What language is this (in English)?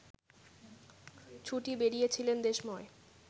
Bangla